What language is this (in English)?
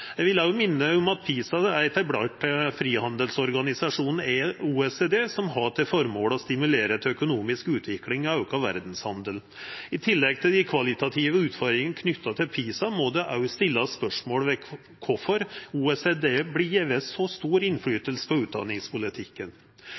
Norwegian Nynorsk